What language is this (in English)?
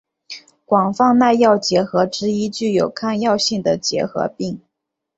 Chinese